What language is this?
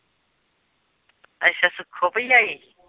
Punjabi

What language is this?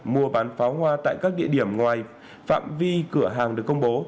Vietnamese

